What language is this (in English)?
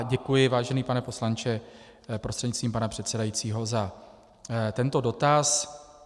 Czech